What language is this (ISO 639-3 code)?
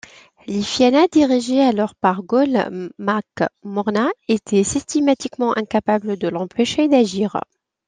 fra